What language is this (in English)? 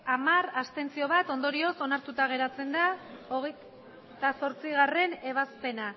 Basque